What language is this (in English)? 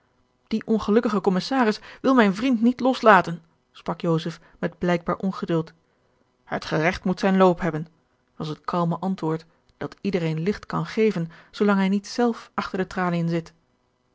Dutch